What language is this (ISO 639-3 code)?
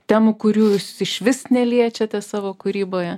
lit